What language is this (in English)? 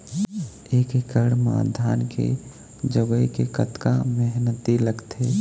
Chhattisgarhi